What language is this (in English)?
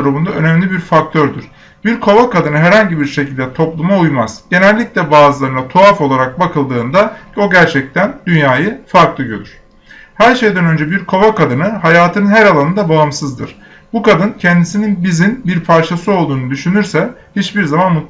Turkish